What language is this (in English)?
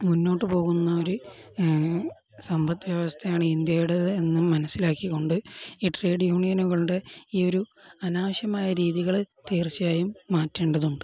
Malayalam